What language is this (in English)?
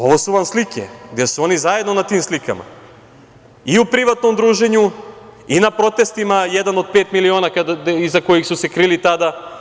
Serbian